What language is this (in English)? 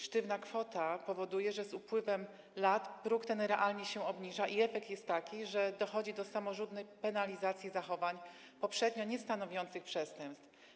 Polish